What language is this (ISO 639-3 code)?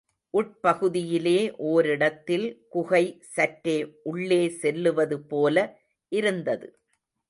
tam